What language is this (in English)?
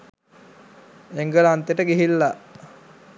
Sinhala